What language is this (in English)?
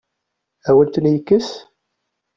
Kabyle